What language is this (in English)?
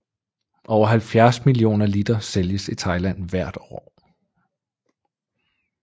Danish